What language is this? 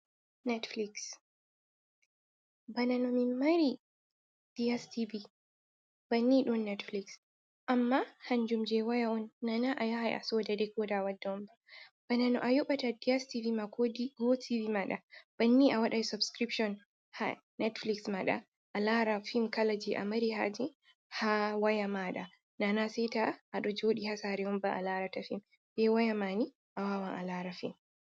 Fula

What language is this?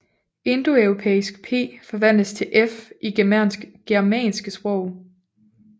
Danish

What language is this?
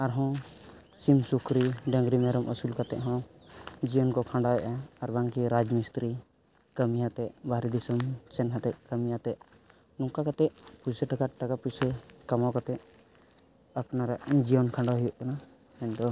Santali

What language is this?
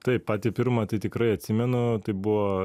Lithuanian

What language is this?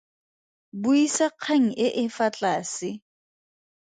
Tswana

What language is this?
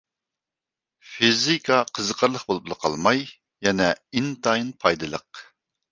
Uyghur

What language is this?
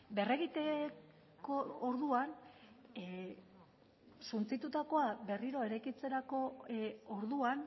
Basque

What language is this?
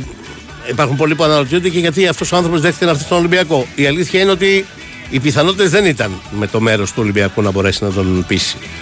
Greek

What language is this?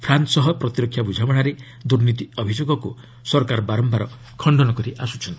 Odia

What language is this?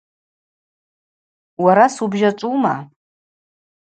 Abaza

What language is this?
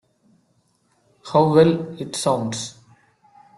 English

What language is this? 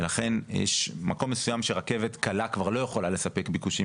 Hebrew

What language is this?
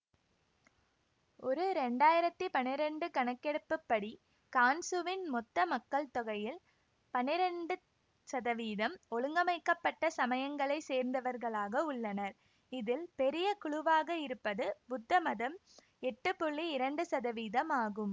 Tamil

